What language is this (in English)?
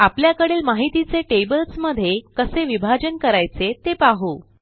Marathi